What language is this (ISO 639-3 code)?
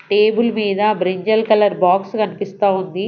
tel